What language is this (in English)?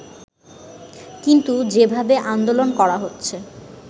Bangla